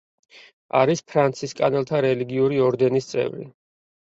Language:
Georgian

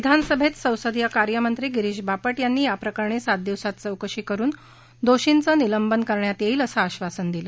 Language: Marathi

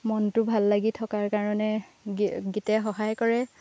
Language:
Assamese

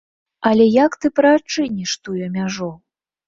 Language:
Belarusian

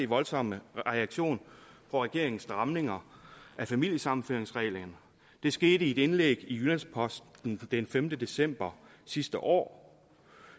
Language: Danish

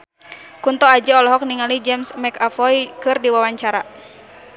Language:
Sundanese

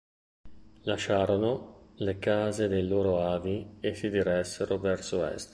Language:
Italian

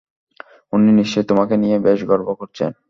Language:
Bangla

